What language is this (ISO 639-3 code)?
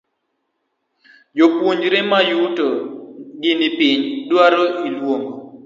luo